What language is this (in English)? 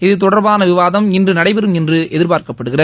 Tamil